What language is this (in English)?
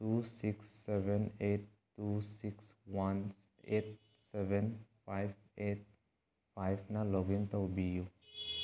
Manipuri